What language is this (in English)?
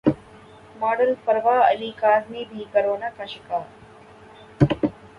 Urdu